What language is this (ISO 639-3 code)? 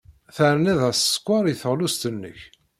kab